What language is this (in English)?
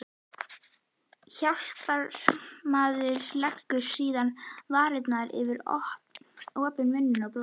Icelandic